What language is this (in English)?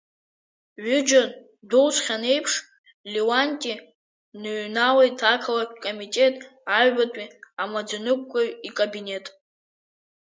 Abkhazian